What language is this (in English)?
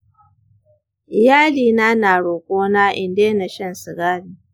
Hausa